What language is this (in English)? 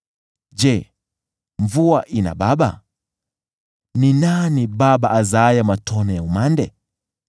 Swahili